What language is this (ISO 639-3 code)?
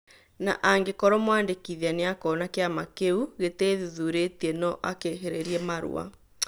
kik